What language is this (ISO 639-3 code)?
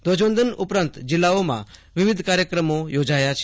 guj